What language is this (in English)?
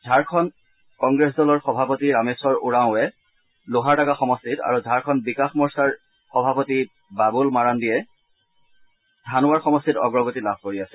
Assamese